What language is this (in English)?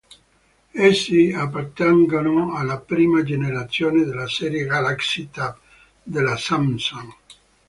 Italian